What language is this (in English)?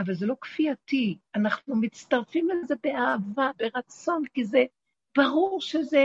Hebrew